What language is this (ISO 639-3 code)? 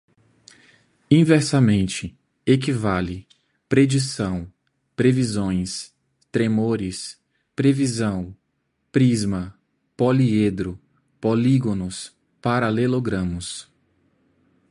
por